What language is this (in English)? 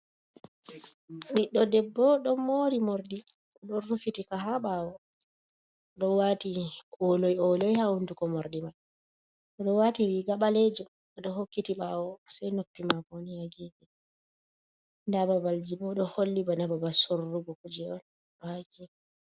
Fula